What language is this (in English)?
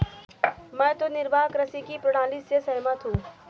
Hindi